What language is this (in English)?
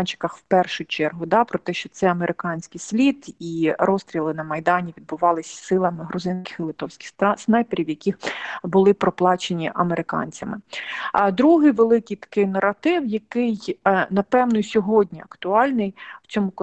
Ukrainian